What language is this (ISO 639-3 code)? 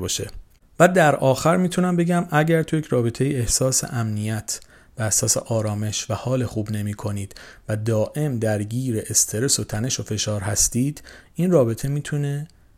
fas